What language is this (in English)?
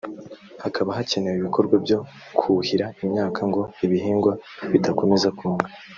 Kinyarwanda